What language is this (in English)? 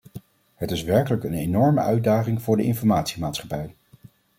Dutch